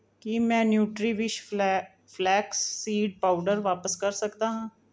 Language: Punjabi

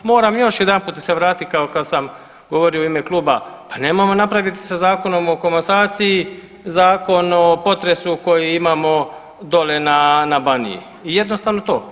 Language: Croatian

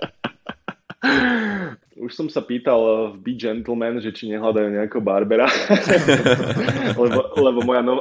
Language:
Slovak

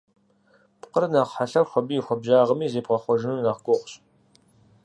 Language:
Kabardian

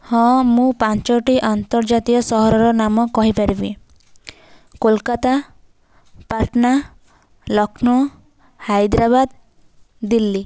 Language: Odia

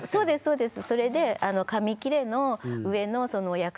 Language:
Japanese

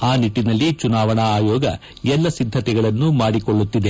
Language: Kannada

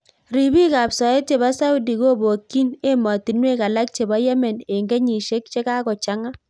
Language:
Kalenjin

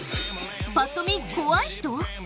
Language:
Japanese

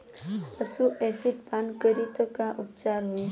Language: Bhojpuri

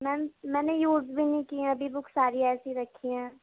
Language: Urdu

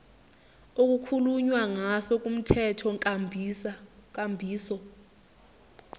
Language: Zulu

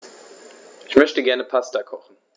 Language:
German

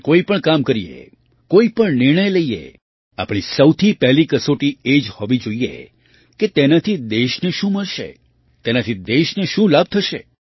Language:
Gujarati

